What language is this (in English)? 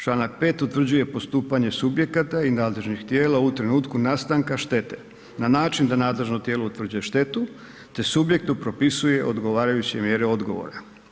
Croatian